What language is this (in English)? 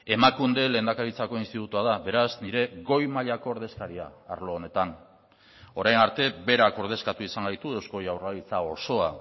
Basque